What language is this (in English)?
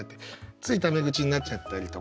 Japanese